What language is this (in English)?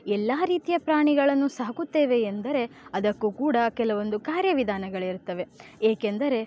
Kannada